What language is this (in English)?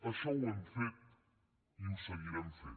Catalan